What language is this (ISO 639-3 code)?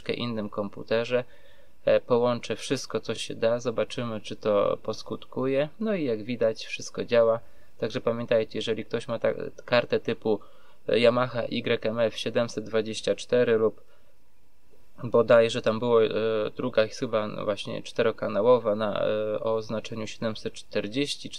pol